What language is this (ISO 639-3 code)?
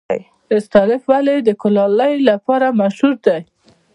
pus